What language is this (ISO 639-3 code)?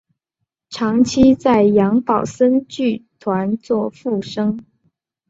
zho